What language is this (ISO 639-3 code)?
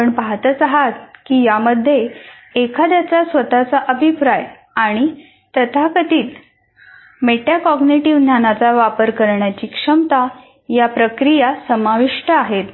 mar